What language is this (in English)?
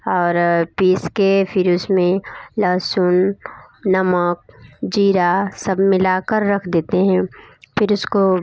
Hindi